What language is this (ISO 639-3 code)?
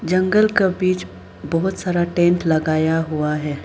hin